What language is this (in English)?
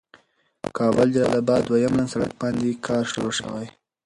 Pashto